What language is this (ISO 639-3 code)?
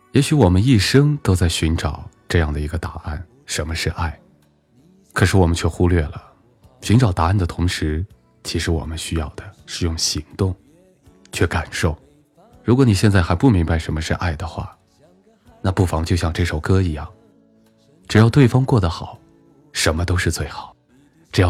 zho